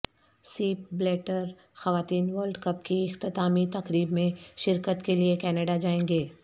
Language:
Urdu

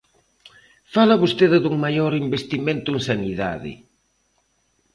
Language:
Galician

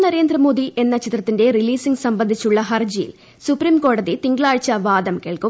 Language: Malayalam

